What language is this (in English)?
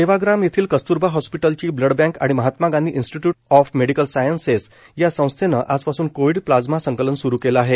Marathi